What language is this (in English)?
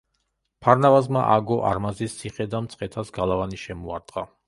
Georgian